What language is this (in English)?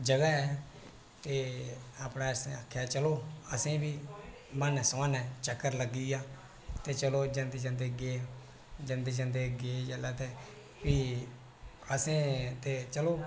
Dogri